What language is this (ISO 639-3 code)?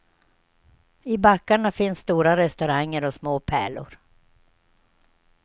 swe